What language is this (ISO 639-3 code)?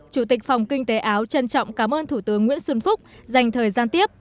vie